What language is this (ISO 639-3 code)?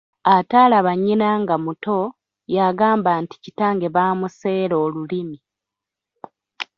lug